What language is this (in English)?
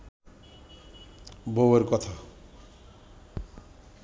Bangla